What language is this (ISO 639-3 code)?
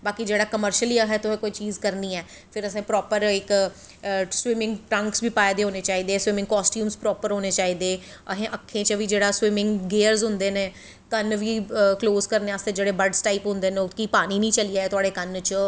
doi